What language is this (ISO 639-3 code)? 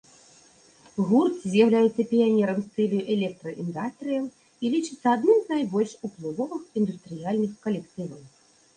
bel